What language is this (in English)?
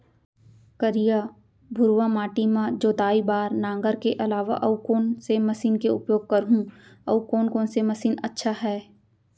Chhattisgarhi